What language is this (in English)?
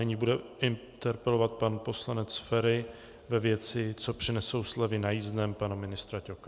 Czech